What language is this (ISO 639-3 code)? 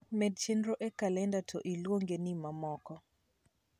luo